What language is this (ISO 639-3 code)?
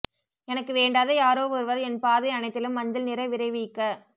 tam